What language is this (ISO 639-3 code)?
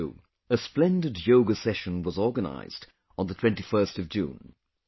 eng